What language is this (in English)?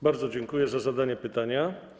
Polish